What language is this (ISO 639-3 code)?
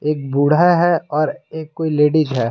hin